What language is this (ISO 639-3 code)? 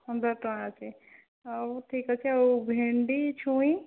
ori